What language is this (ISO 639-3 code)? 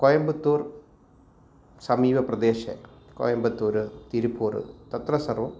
san